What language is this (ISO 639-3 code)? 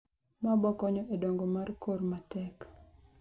luo